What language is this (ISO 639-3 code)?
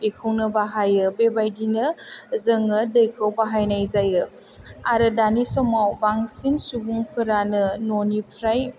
brx